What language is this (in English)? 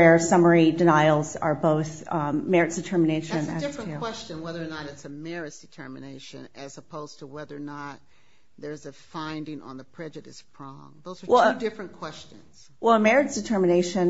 English